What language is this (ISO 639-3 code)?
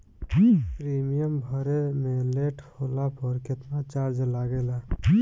bho